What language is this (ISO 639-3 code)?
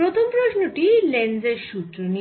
ben